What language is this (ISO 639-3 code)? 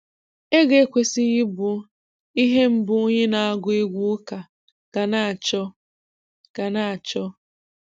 ibo